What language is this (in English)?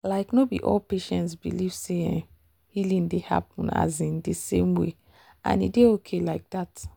Nigerian Pidgin